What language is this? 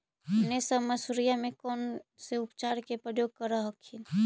Magahi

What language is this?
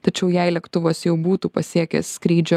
Lithuanian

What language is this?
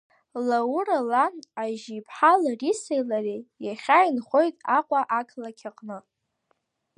Abkhazian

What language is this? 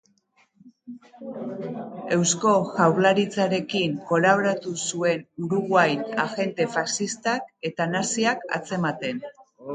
Basque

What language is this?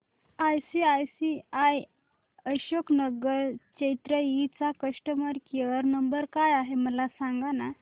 Marathi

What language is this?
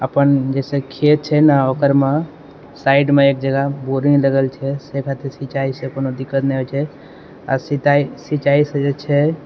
Maithili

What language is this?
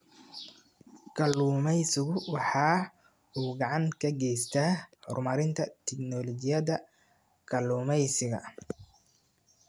Somali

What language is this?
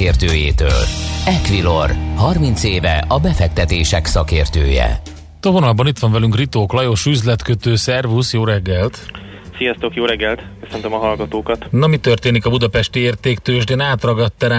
Hungarian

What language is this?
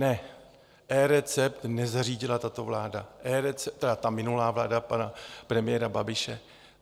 Czech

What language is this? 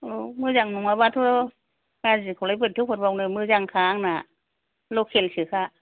Bodo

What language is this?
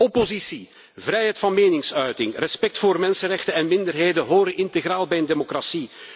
Dutch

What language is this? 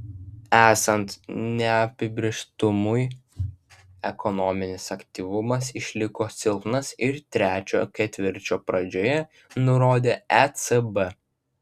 Lithuanian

